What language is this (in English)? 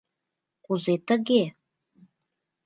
Mari